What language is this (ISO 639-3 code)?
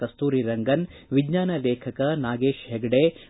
kan